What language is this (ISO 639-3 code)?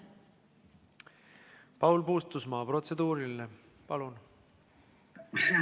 est